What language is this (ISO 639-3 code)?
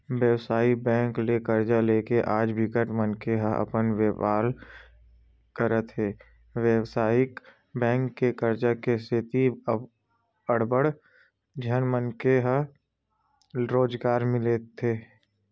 hne